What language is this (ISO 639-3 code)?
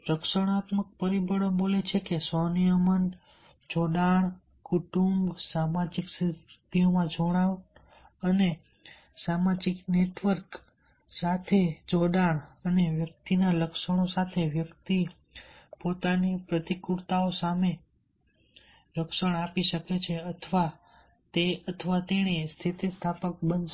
guj